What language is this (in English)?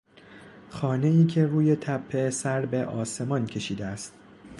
Persian